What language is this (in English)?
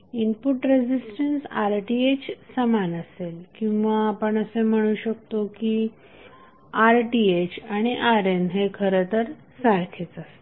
Marathi